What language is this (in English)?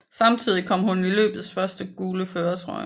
Danish